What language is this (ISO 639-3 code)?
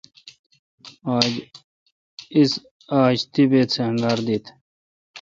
xka